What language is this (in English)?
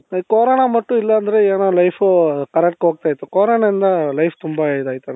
Kannada